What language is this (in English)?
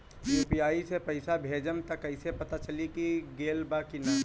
Bhojpuri